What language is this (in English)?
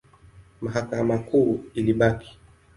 Swahili